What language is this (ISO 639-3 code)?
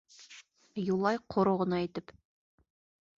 bak